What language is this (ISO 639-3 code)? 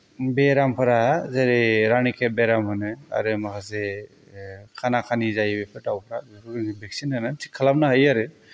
brx